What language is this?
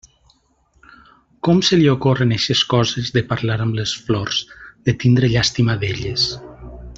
Catalan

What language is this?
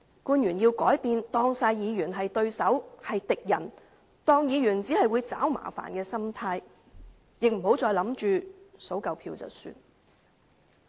Cantonese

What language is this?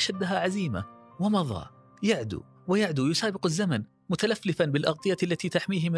Arabic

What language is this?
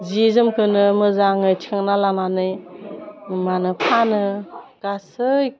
Bodo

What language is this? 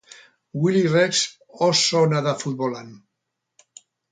Basque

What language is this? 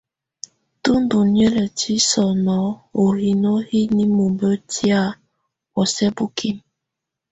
Tunen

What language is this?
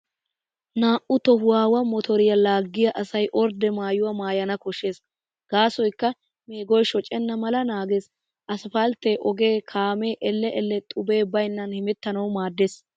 Wolaytta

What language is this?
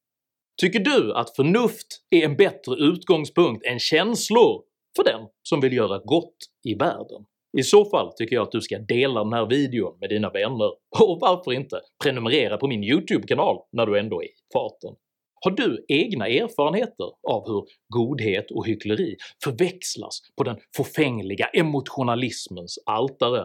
Swedish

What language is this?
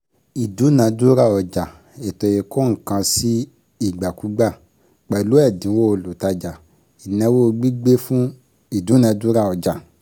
Yoruba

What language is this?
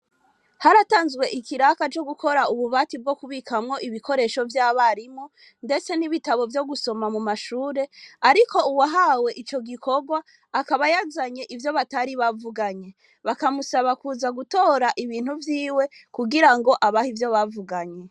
Rundi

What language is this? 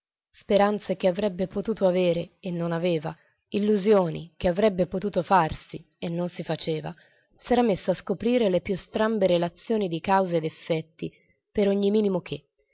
Italian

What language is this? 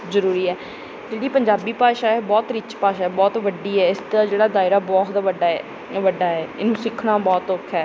Punjabi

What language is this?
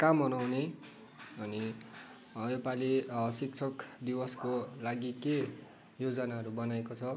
Nepali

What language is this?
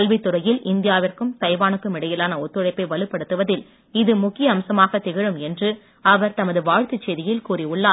Tamil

